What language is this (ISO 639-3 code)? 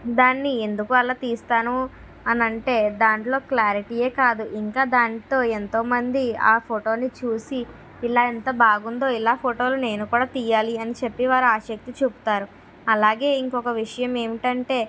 tel